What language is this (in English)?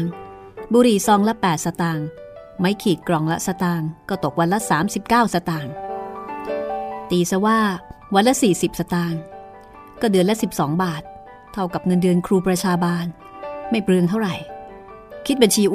Thai